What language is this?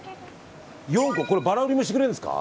Japanese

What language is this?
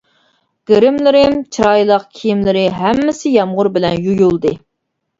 Uyghur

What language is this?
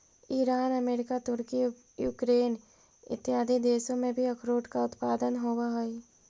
Magahi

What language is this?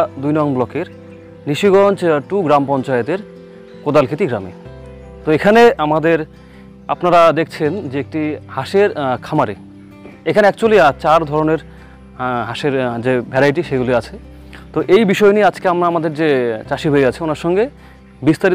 Korean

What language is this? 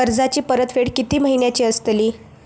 Marathi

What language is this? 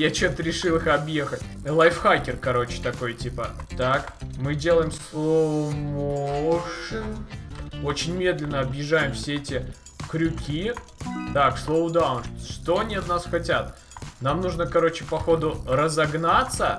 Russian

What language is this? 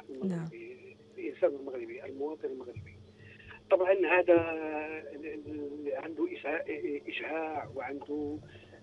Arabic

